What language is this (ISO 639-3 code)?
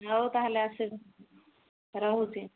ori